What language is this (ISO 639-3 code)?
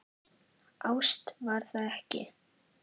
isl